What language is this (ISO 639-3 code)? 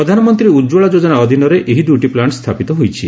ori